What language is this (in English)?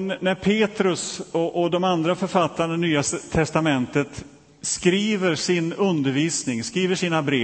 Swedish